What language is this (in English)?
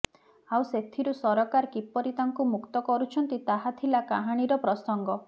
Odia